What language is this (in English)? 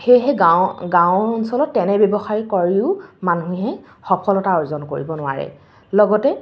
Assamese